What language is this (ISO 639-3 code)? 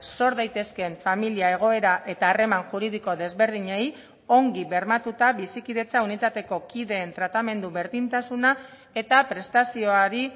eus